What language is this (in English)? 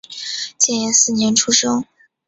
Chinese